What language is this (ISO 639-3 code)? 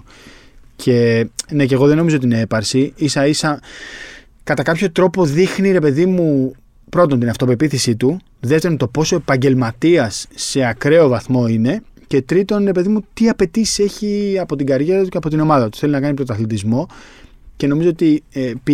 ell